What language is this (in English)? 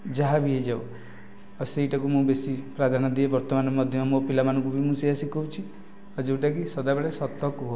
Odia